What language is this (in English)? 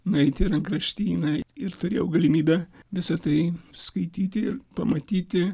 Lithuanian